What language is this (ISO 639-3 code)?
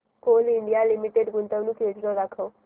mar